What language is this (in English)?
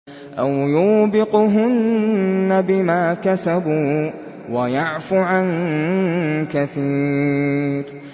Arabic